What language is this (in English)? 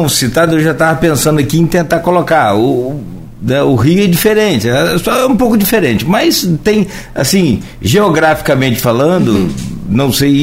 Portuguese